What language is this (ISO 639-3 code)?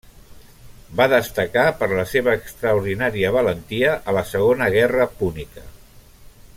cat